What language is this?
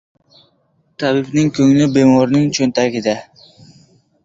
Uzbek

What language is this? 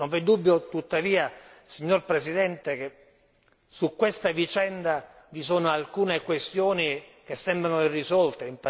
Italian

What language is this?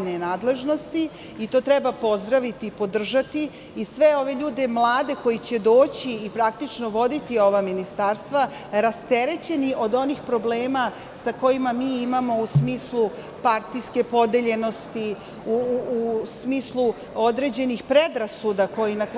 Serbian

